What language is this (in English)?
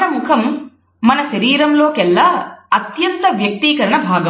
Telugu